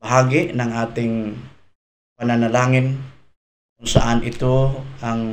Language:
Filipino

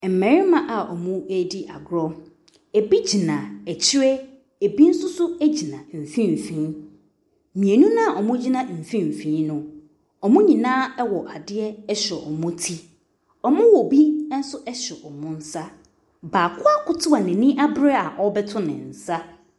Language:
Akan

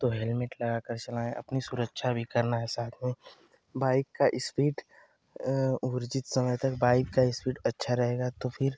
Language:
Hindi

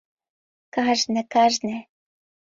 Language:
Mari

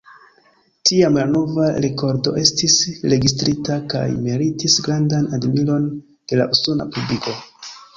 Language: Esperanto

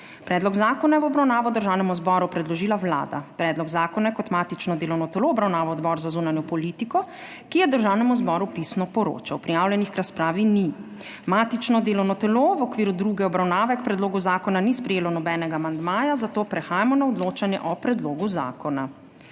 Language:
Slovenian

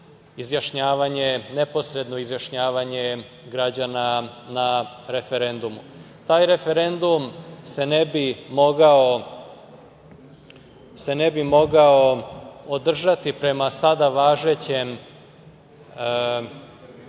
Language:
Serbian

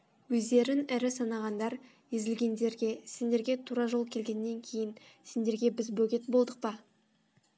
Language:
Kazakh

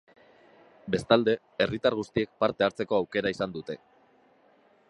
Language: Basque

